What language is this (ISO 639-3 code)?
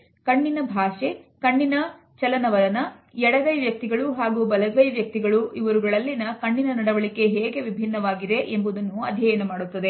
kan